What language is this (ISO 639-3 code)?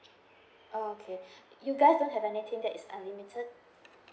eng